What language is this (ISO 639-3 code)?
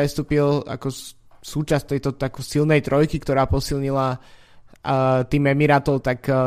slk